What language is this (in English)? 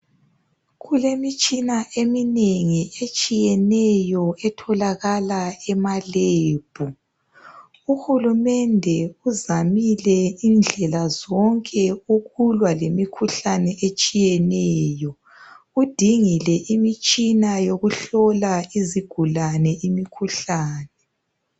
North Ndebele